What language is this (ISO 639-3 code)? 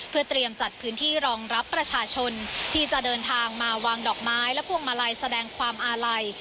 tha